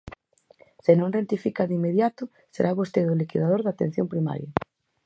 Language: Galician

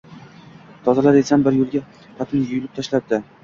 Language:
Uzbek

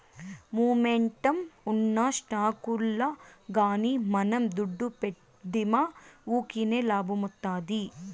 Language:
Telugu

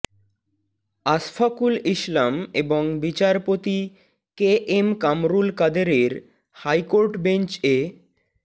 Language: Bangla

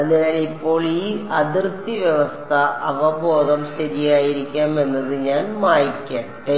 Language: Malayalam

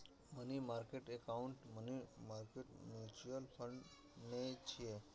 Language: Maithili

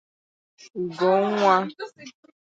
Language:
Igbo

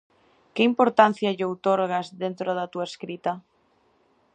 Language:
Galician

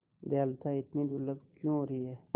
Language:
Hindi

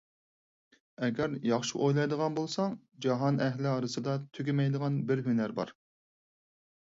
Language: Uyghur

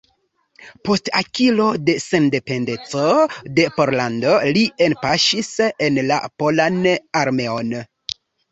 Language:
Esperanto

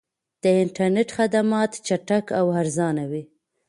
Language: Pashto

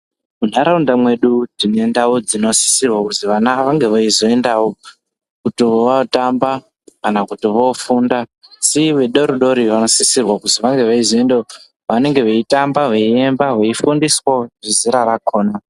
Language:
Ndau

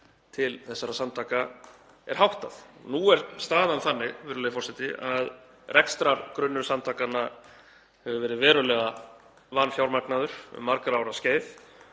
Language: Icelandic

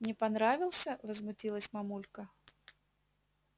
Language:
Russian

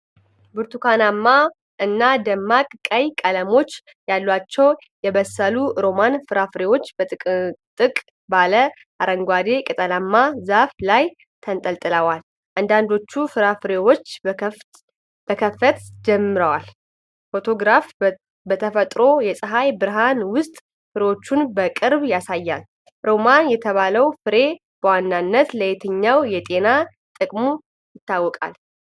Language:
Amharic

